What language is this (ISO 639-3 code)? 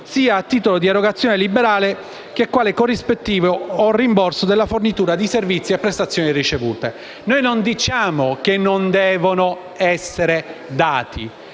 ita